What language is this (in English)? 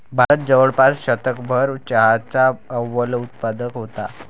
Marathi